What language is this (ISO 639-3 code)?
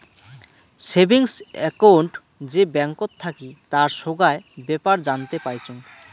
ben